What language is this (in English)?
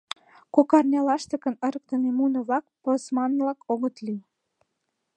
Mari